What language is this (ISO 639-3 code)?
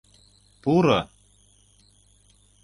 chm